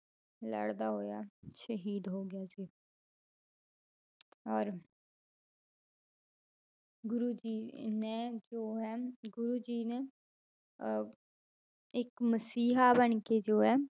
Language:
Punjabi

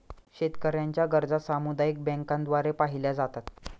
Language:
Marathi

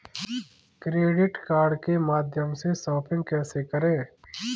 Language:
Hindi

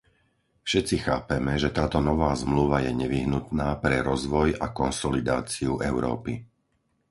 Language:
Slovak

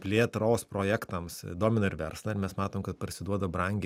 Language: Lithuanian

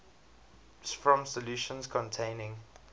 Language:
English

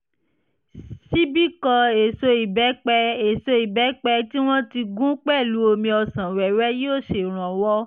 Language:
Yoruba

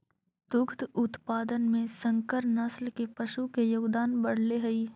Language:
Magahi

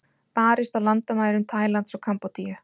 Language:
Icelandic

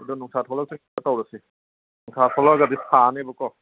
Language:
Manipuri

